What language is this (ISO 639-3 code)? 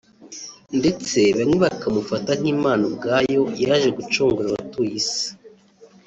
kin